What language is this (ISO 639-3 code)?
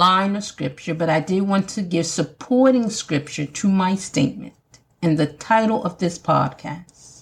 eng